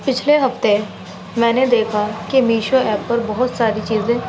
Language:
Urdu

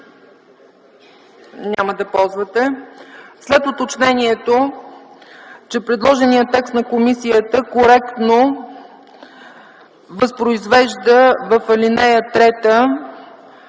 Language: Bulgarian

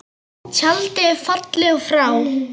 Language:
Icelandic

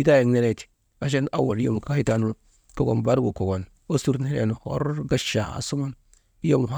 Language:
Maba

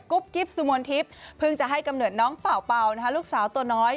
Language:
Thai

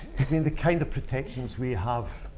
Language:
English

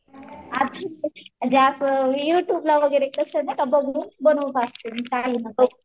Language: Marathi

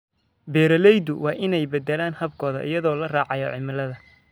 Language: Somali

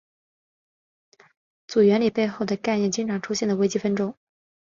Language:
Chinese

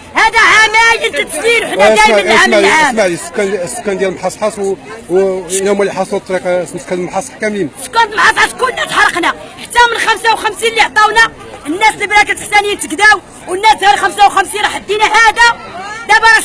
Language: Arabic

